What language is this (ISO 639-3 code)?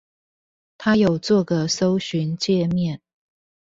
zho